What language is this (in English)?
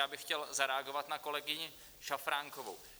Czech